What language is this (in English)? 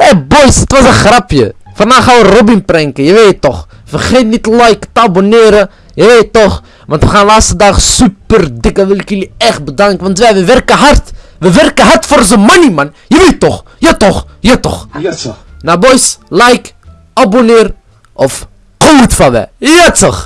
Dutch